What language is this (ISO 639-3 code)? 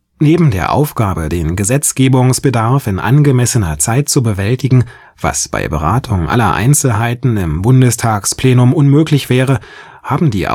deu